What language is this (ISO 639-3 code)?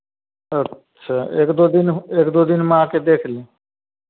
hin